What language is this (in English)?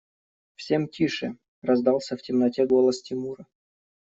Russian